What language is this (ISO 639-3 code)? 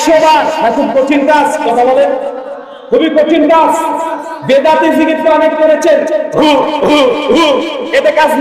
tur